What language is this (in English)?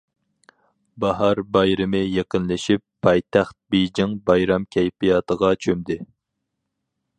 Uyghur